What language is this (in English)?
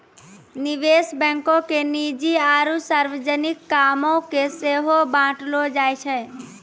Maithili